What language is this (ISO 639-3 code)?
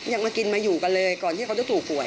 tha